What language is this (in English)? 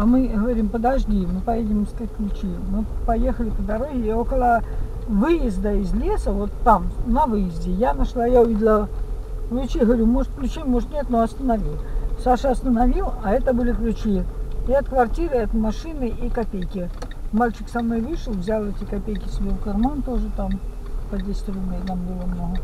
Russian